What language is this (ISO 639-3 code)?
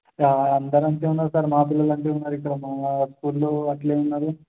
tel